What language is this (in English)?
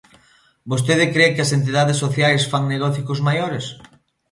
Galician